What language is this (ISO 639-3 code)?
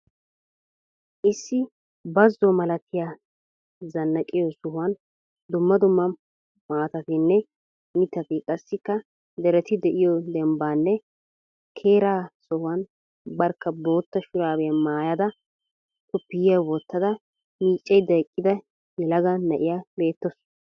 wal